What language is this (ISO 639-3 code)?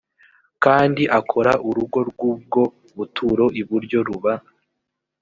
kin